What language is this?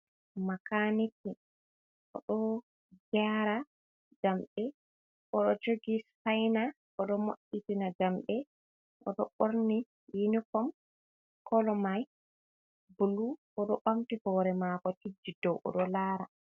Fula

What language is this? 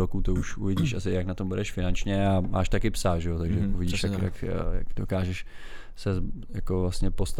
Czech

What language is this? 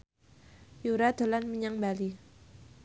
Javanese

